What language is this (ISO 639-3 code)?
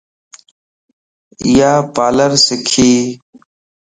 lss